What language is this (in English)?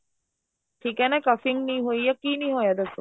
Punjabi